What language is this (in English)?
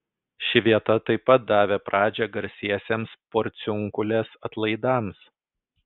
Lithuanian